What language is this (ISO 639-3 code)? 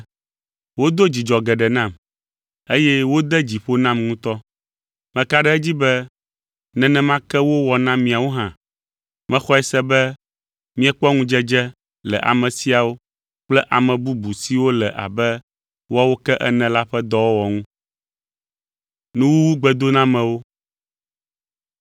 ewe